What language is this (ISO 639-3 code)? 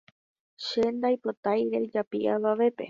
grn